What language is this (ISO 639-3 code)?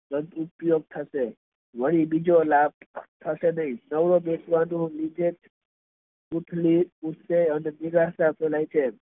guj